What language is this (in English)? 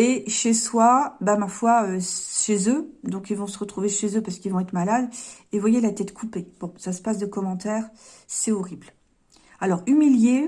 French